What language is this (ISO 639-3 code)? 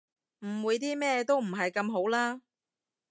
yue